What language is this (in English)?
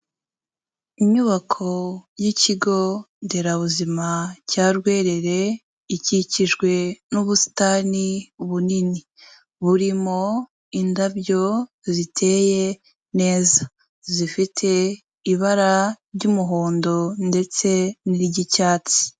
Kinyarwanda